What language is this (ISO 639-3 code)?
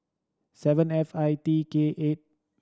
eng